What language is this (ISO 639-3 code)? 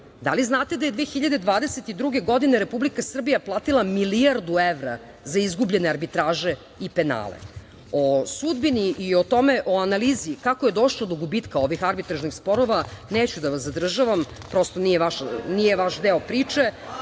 srp